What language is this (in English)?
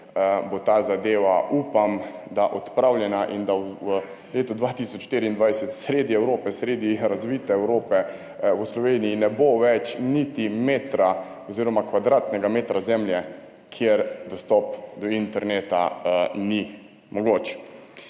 Slovenian